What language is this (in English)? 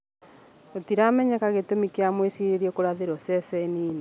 Kikuyu